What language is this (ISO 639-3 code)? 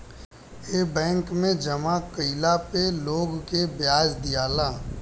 bho